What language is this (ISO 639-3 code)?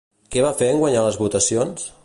cat